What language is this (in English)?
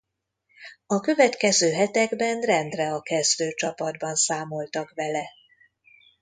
Hungarian